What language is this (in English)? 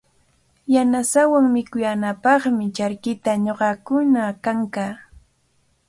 Cajatambo North Lima Quechua